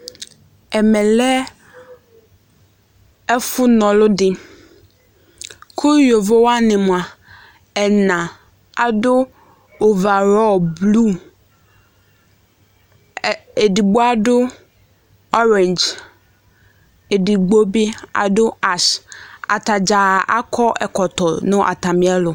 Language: Ikposo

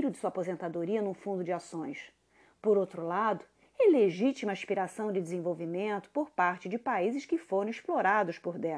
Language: Portuguese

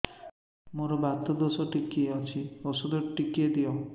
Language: Odia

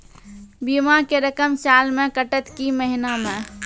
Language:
Maithili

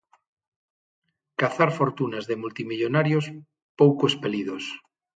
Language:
Galician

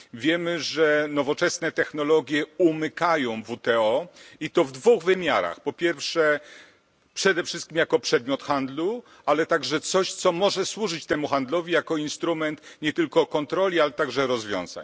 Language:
Polish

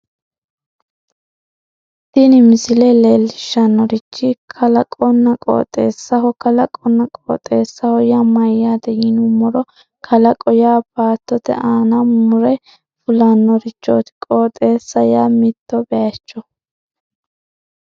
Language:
Sidamo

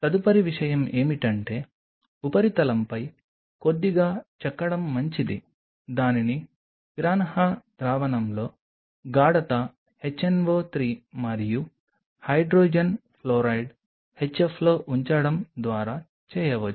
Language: Telugu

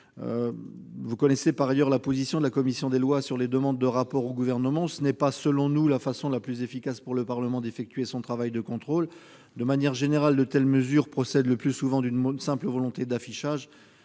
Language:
French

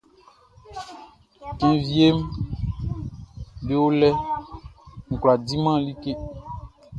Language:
Baoulé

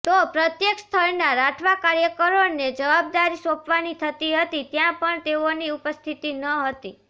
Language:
Gujarati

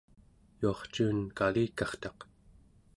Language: Central Yupik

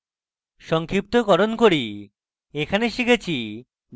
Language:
Bangla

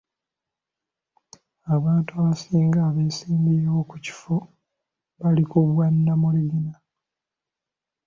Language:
Ganda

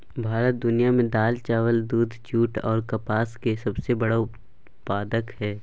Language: Maithili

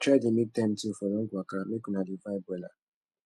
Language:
Nigerian Pidgin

